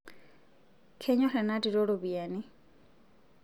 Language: Masai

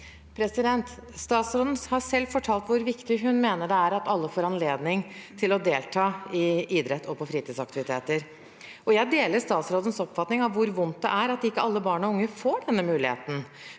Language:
Norwegian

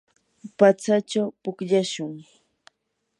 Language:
Yanahuanca Pasco Quechua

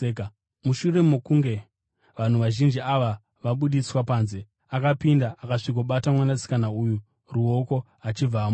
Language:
Shona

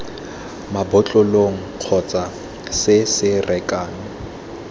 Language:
Tswana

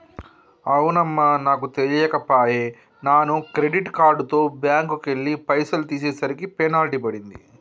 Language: Telugu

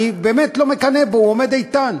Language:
Hebrew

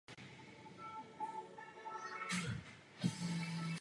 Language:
Czech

